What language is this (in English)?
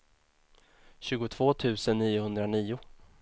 Swedish